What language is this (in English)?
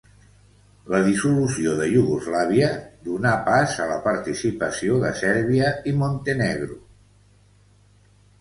Catalan